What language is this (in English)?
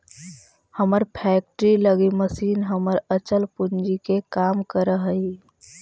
Magahi